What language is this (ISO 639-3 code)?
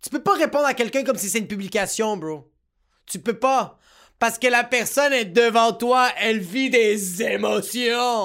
fra